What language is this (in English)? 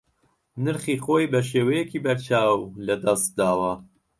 Central Kurdish